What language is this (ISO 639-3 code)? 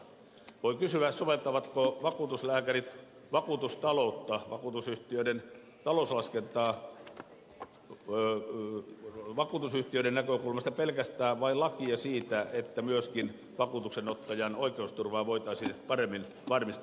fin